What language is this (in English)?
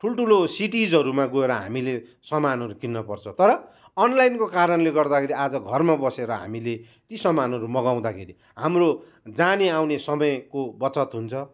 Nepali